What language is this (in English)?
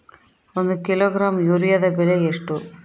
Kannada